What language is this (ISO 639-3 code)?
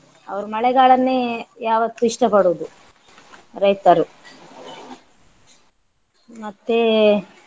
kan